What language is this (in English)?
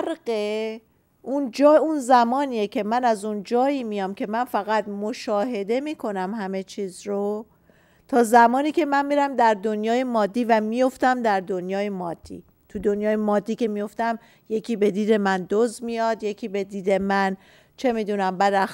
Persian